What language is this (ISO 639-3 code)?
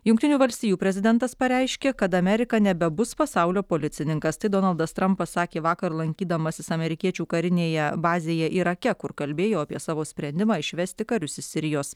lit